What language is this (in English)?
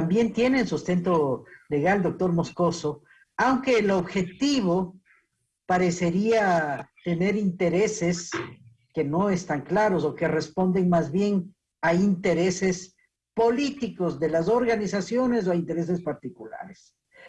Spanish